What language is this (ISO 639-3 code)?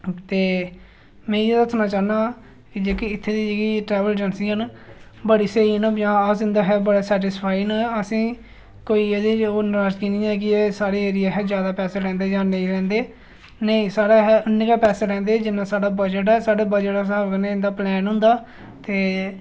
doi